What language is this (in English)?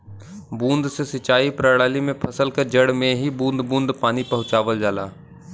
Bhojpuri